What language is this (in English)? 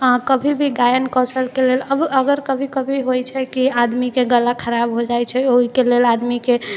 Maithili